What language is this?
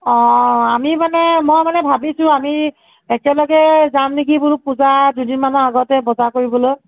Assamese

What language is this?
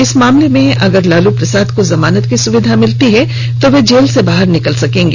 Hindi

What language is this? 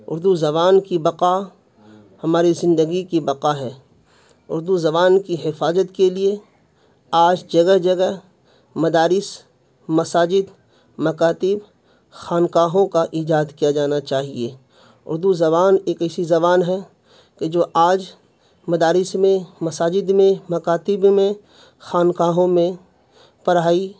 Urdu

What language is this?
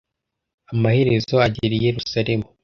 Kinyarwanda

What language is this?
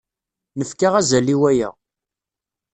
Kabyle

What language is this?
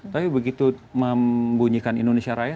Indonesian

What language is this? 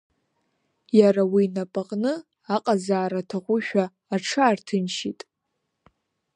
Abkhazian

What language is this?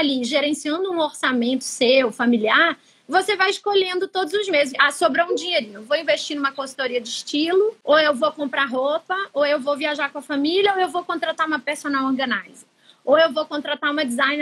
Portuguese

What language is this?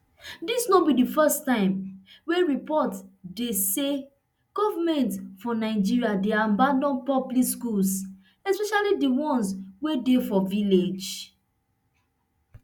Nigerian Pidgin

